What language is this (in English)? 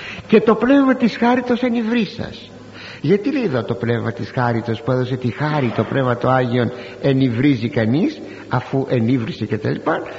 Greek